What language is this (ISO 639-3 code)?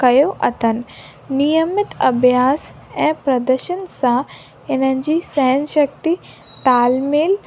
snd